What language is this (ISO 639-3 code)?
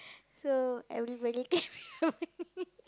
eng